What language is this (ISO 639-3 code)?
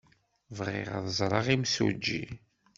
kab